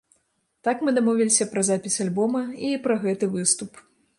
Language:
Belarusian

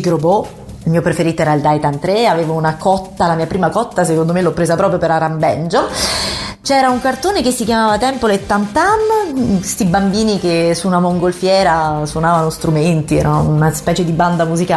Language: Italian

